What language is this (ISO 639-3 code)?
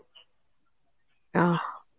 ori